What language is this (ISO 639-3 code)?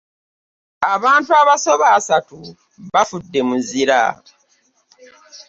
lug